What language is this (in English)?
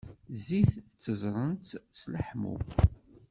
Kabyle